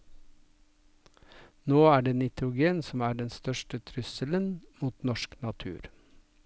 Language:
Norwegian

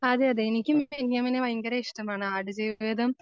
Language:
Malayalam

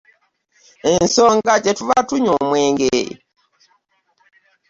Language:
Ganda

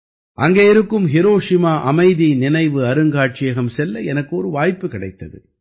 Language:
Tamil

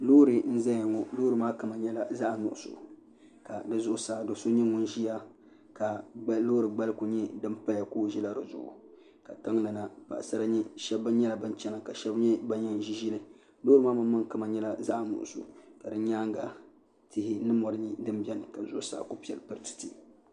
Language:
Dagbani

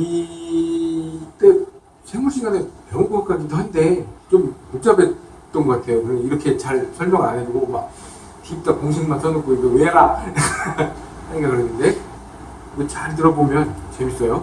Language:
Korean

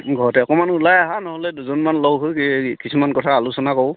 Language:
Assamese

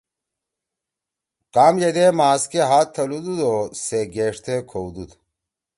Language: Torwali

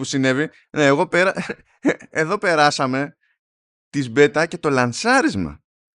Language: Greek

